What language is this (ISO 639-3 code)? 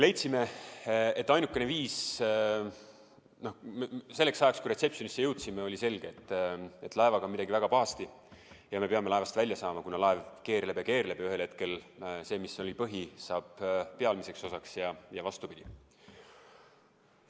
est